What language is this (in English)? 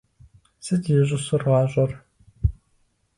Kabardian